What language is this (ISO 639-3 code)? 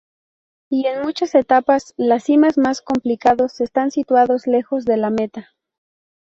spa